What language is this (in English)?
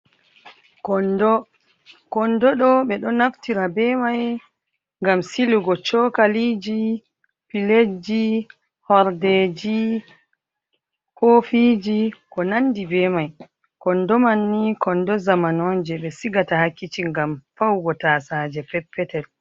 Fula